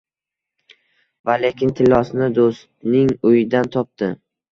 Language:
Uzbek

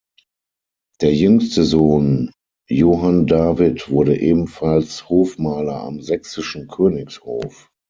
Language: German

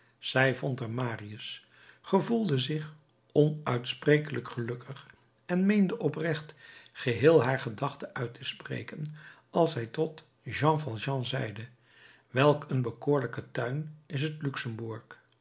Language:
Dutch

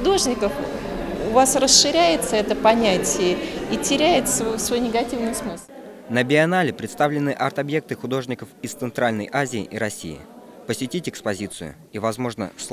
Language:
Russian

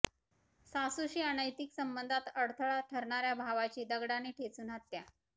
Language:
Marathi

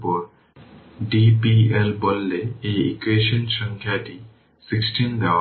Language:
Bangla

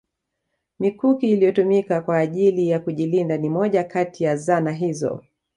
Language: Swahili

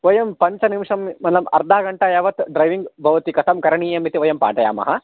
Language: Sanskrit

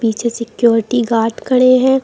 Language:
Hindi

